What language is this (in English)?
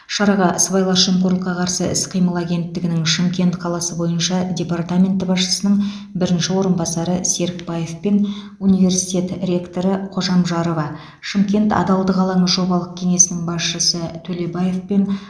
Kazakh